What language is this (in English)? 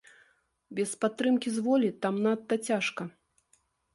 Belarusian